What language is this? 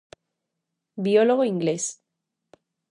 Galician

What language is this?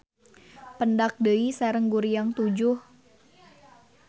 Sundanese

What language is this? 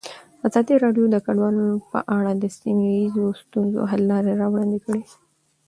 Pashto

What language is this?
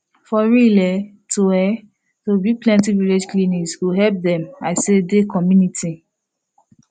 Nigerian Pidgin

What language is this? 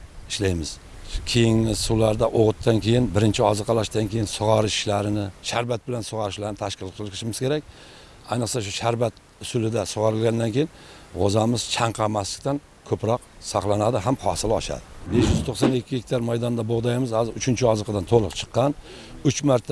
Turkish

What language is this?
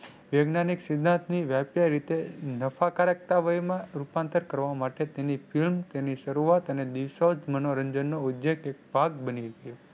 Gujarati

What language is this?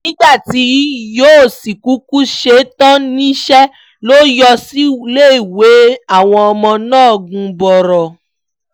Yoruba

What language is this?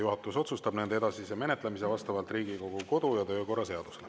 Estonian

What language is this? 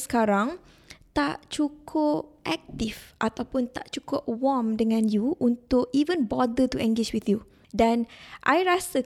Malay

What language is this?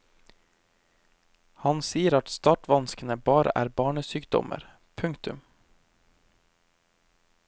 Norwegian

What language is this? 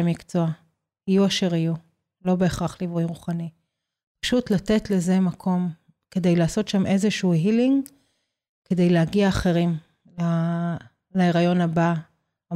Hebrew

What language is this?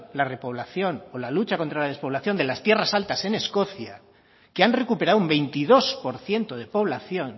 Spanish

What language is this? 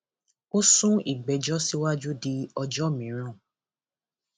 Yoruba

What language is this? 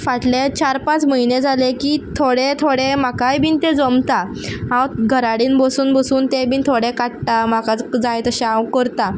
Konkani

